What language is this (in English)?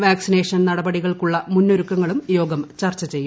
Malayalam